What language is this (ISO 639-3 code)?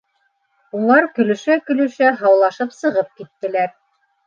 bak